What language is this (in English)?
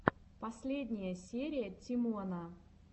Russian